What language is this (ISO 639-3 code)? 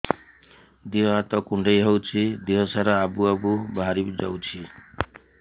ori